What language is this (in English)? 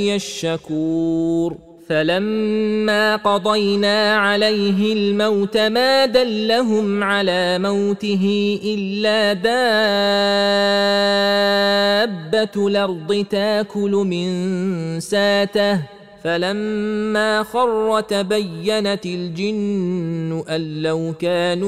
Arabic